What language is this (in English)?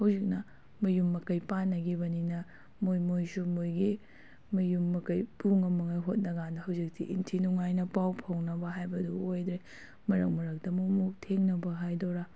Manipuri